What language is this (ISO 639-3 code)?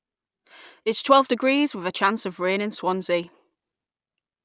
eng